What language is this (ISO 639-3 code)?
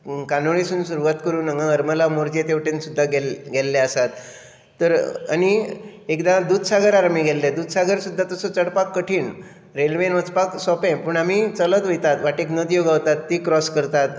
kok